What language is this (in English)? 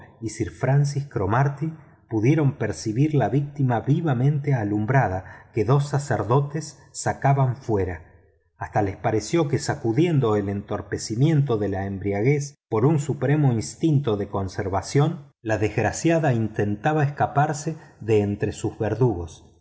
Spanish